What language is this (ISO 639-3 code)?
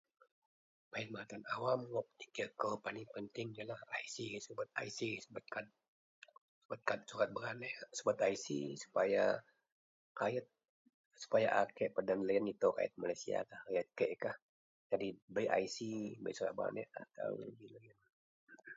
mel